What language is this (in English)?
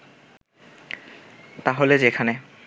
Bangla